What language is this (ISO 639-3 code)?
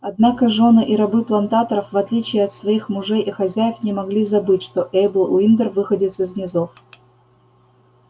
rus